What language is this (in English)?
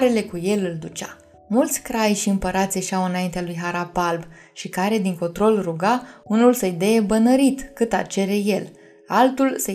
Romanian